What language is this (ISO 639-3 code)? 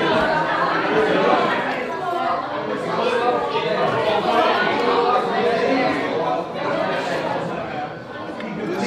ara